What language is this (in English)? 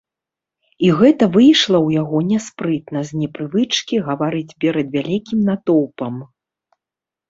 Belarusian